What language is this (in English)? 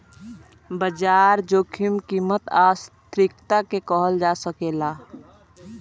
Bhojpuri